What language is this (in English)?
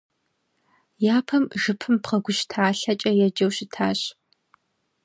Kabardian